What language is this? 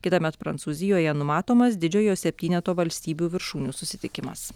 Lithuanian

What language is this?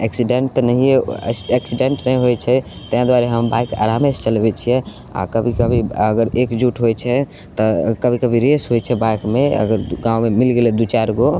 Maithili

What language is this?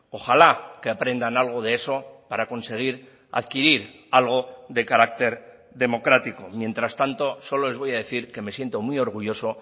Spanish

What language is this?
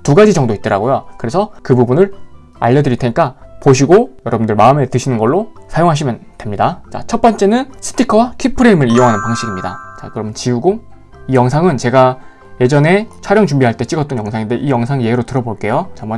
Korean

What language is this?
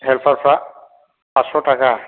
Bodo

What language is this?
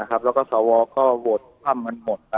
Thai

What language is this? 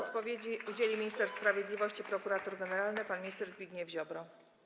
Polish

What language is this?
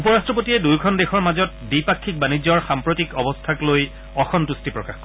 Assamese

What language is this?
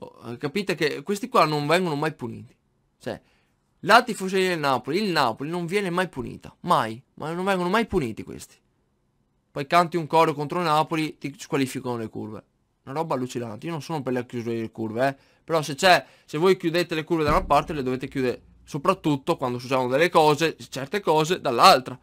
Italian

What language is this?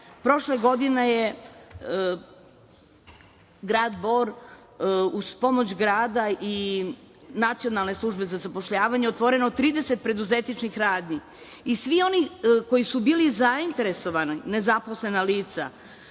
Serbian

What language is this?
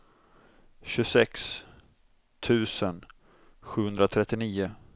Swedish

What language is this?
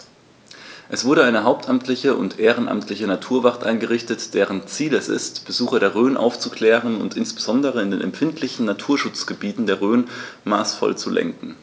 German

